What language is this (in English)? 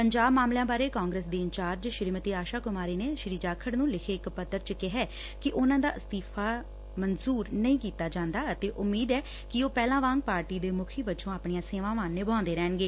Punjabi